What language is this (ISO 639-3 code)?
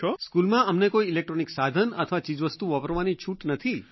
guj